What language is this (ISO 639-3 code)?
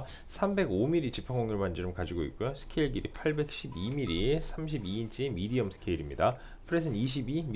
kor